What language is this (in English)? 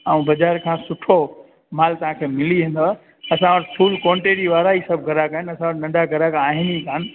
Sindhi